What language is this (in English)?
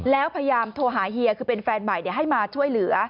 Thai